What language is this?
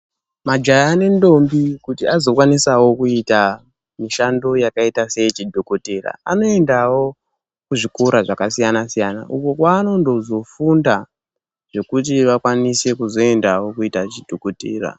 Ndau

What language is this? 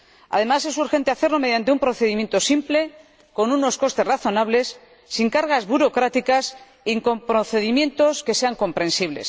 Spanish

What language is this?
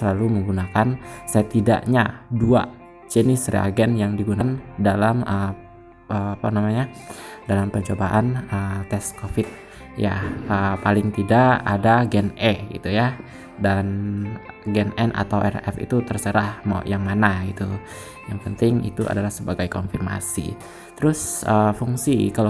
Indonesian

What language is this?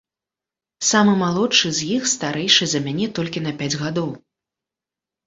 Belarusian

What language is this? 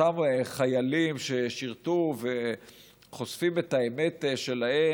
Hebrew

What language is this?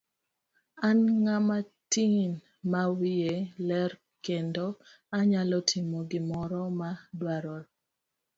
Luo (Kenya and Tanzania)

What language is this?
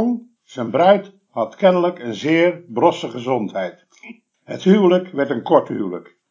Dutch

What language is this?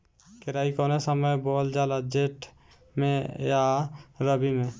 Bhojpuri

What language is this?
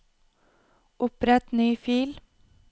Norwegian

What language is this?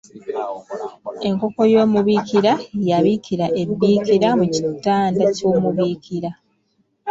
Ganda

